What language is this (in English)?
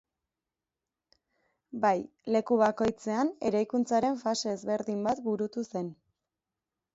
Basque